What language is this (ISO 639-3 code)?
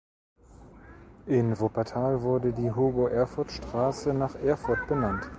deu